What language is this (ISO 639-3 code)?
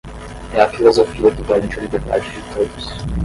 por